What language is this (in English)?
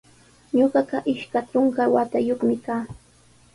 Sihuas Ancash Quechua